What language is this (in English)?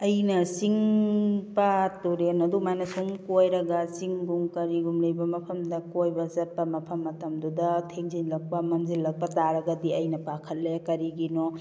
Manipuri